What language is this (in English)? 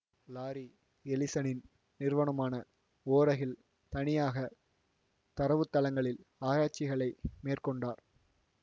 Tamil